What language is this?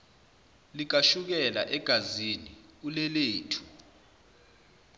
Zulu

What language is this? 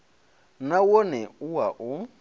Venda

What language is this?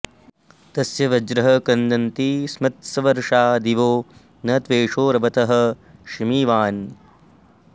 Sanskrit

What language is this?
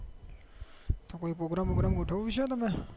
Gujarati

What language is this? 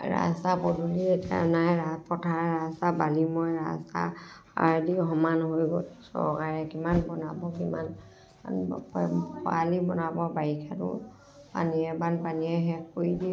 Assamese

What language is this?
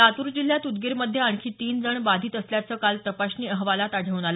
Marathi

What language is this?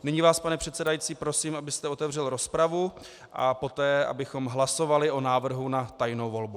Czech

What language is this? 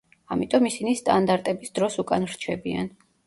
Georgian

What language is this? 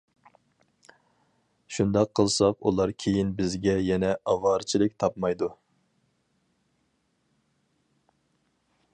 Uyghur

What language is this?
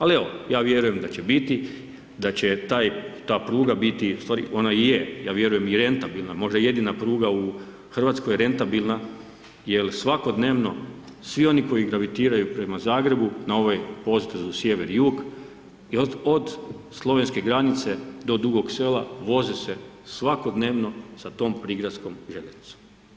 Croatian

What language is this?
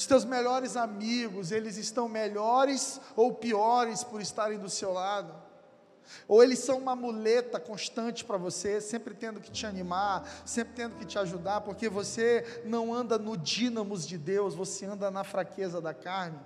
Portuguese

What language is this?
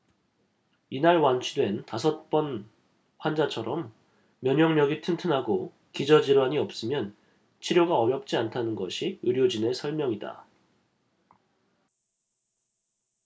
Korean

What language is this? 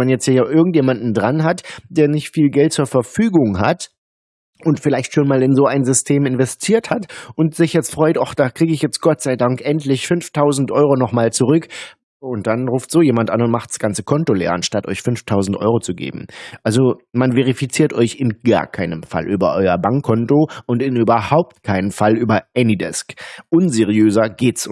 German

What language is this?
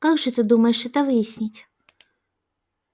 Russian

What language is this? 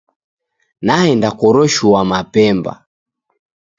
Taita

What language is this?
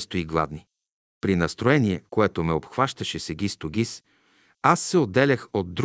Bulgarian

